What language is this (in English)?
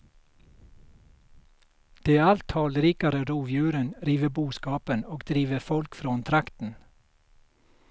Swedish